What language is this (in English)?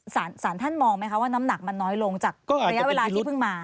Thai